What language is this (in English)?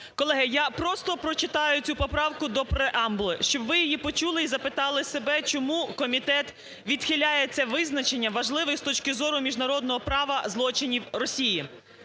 Ukrainian